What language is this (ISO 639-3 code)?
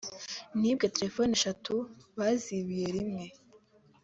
kin